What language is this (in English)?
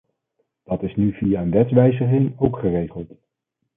Dutch